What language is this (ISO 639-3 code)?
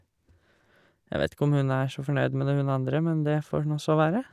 nor